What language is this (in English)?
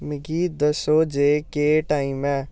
Dogri